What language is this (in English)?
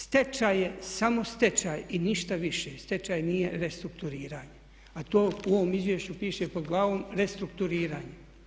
Croatian